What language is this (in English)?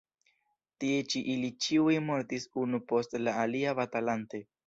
Esperanto